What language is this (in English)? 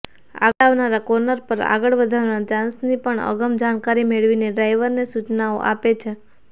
Gujarati